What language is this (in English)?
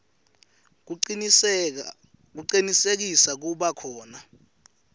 Swati